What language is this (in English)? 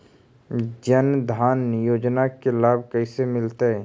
Magahi